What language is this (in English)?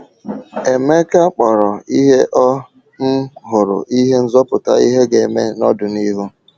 Igbo